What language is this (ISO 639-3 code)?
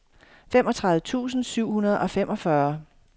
dan